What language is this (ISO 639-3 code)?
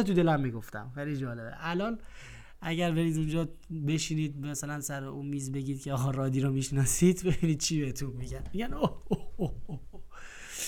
fas